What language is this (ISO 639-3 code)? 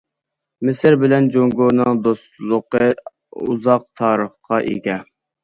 uig